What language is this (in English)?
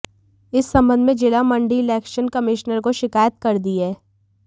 Hindi